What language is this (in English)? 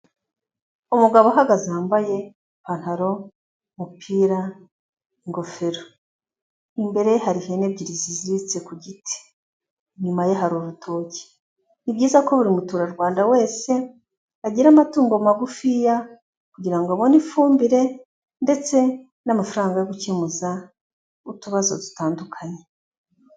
Kinyarwanda